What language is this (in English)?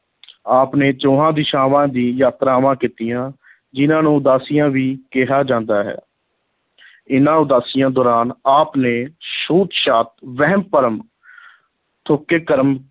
Punjabi